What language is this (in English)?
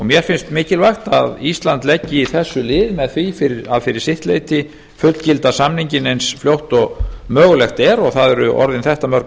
Icelandic